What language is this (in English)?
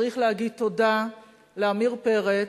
Hebrew